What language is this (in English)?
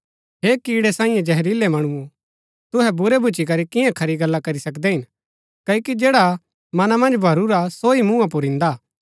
Gaddi